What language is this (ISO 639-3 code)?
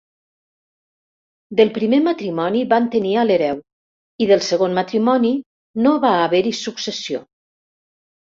cat